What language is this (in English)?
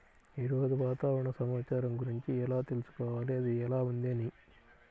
Telugu